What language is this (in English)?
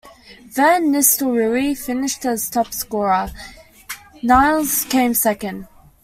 English